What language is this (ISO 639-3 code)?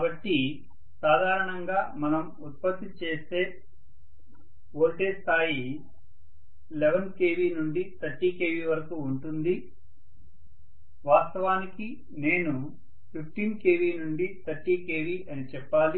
tel